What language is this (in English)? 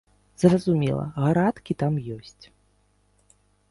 Belarusian